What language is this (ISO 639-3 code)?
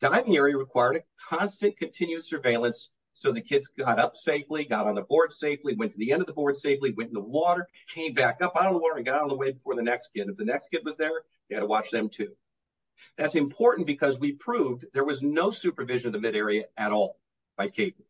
eng